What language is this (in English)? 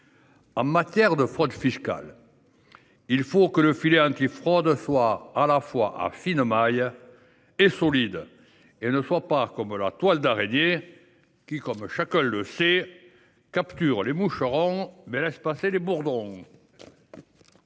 French